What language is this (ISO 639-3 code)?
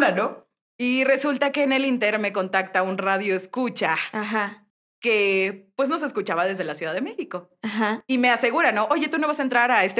spa